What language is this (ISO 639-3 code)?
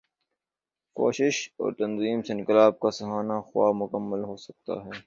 urd